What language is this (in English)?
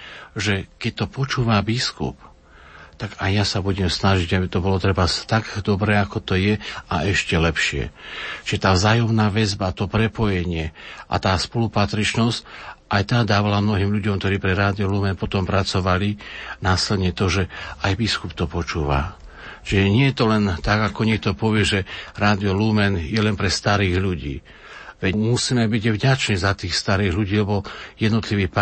Slovak